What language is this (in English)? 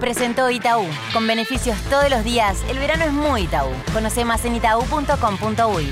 Spanish